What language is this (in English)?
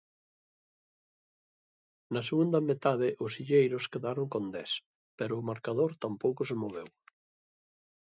Galician